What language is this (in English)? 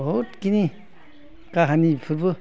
Bodo